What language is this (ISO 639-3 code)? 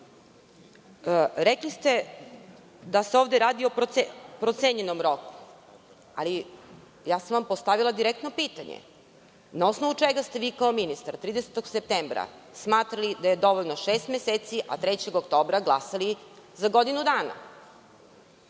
srp